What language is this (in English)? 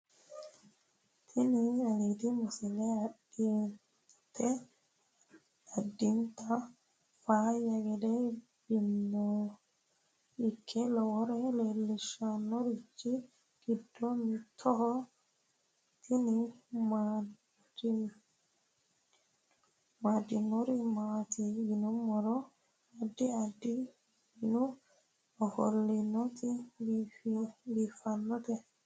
Sidamo